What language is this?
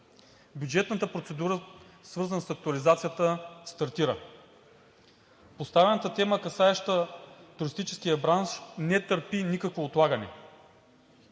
Bulgarian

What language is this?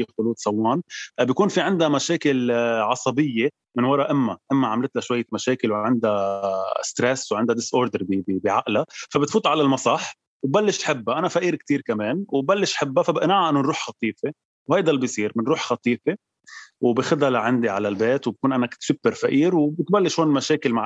Arabic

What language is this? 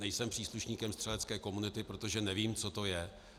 Czech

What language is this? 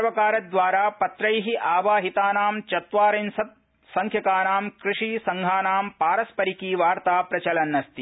Sanskrit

